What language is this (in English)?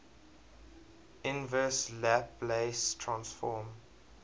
English